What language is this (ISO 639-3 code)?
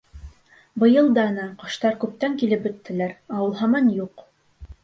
bak